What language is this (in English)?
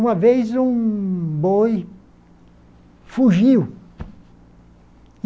Portuguese